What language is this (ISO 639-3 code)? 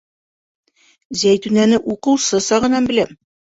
bak